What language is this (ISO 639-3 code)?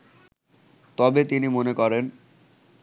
ben